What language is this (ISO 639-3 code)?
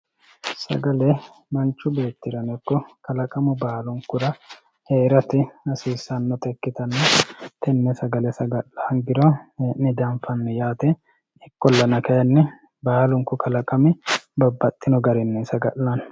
sid